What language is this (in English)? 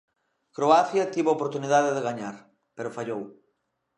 Galician